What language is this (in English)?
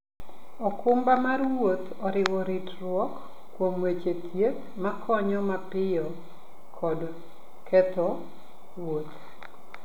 Luo (Kenya and Tanzania)